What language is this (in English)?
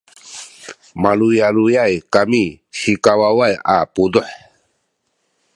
Sakizaya